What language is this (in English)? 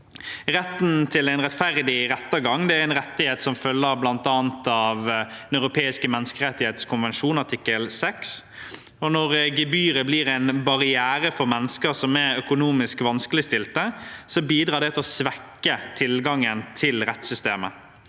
Norwegian